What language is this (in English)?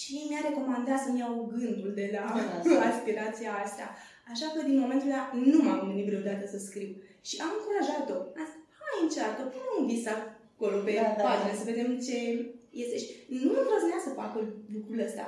Romanian